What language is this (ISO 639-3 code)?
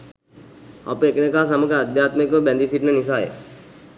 sin